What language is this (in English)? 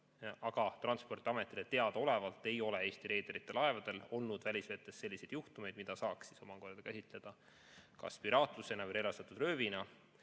Estonian